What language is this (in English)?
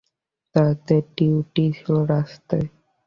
Bangla